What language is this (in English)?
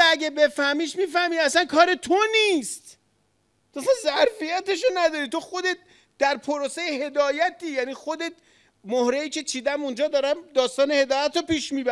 Persian